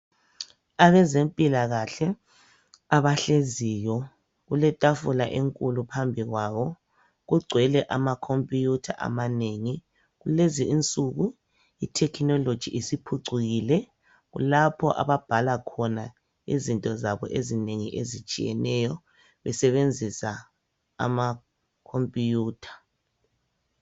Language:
North Ndebele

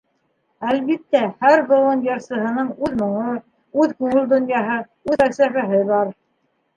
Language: Bashkir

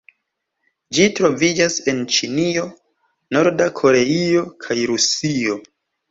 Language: Esperanto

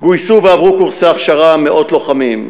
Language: Hebrew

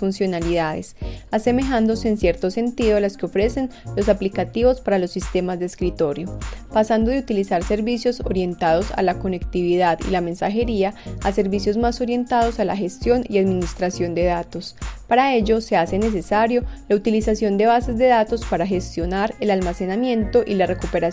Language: Spanish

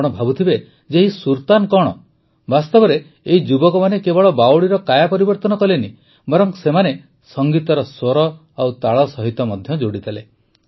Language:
Odia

